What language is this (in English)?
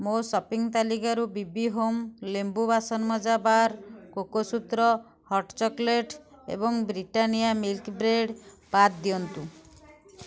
Odia